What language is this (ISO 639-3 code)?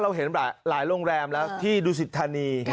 tha